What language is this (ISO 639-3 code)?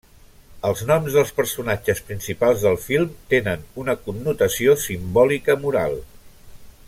cat